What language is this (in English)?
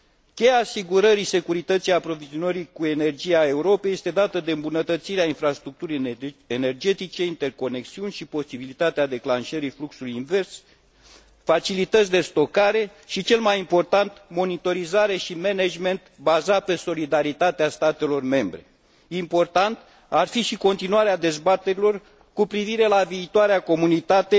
Romanian